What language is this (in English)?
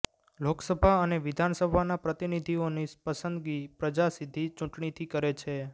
Gujarati